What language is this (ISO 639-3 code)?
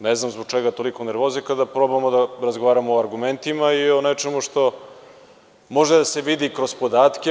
srp